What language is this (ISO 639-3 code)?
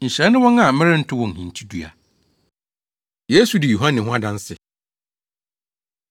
aka